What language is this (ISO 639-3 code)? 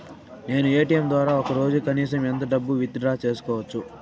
tel